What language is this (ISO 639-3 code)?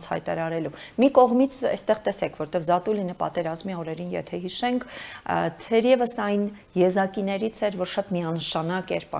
ron